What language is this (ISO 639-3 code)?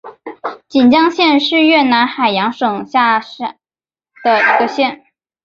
zho